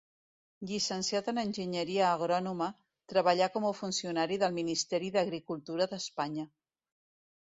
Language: Catalan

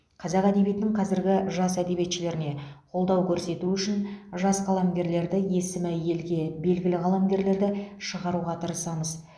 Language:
Kazakh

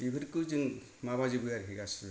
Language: Bodo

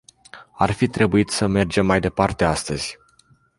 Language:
Romanian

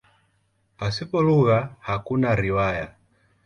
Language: Swahili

